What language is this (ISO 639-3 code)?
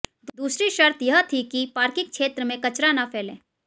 hin